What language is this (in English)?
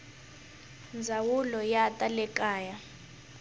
Tsonga